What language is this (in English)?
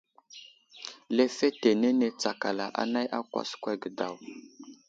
Wuzlam